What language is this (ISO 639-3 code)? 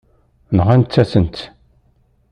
kab